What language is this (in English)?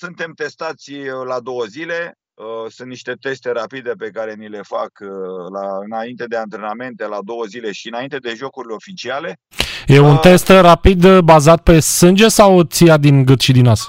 Romanian